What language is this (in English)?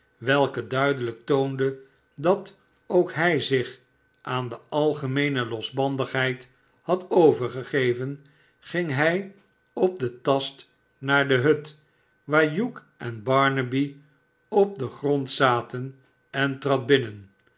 Dutch